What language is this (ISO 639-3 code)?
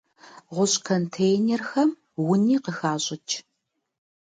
kbd